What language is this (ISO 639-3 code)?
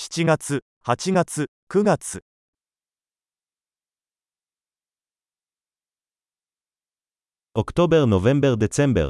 heb